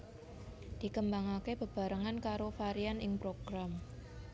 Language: Javanese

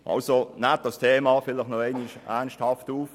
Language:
Swiss German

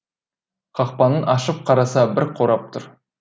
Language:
Kazakh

